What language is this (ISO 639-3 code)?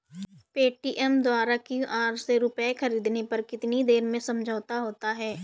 hin